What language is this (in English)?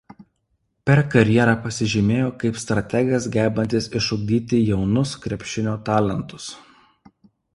Lithuanian